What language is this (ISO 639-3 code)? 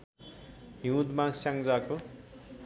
nep